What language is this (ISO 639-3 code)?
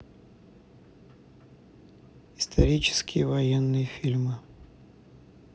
rus